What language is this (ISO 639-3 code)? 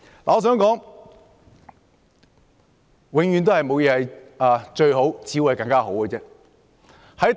yue